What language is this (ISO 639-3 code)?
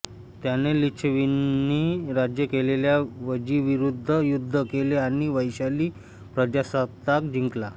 mar